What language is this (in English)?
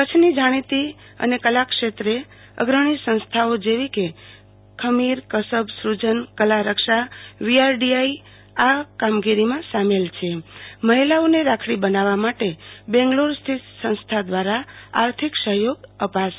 Gujarati